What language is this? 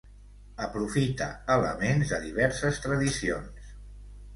Catalan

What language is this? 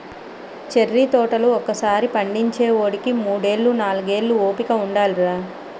Telugu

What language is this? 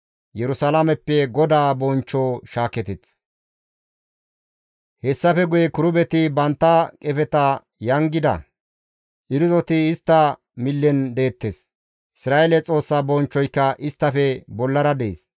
Gamo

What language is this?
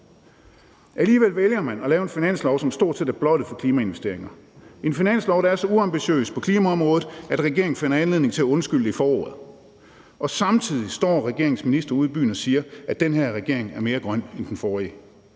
Danish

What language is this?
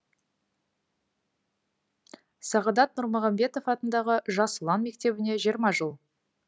Kazakh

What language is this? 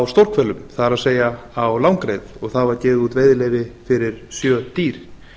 Icelandic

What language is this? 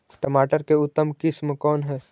Magahi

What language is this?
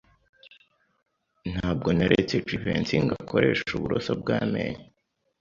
Kinyarwanda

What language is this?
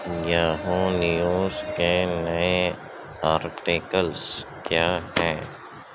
Urdu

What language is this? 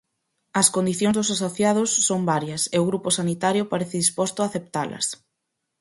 Galician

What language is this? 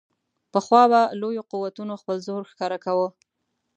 Pashto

